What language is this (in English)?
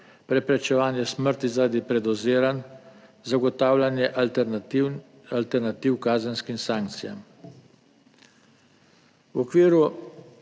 Slovenian